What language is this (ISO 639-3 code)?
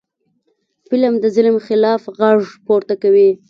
pus